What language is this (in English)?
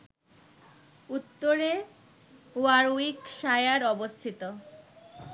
Bangla